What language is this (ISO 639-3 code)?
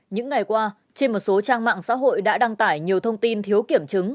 vie